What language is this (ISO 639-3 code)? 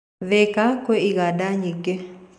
kik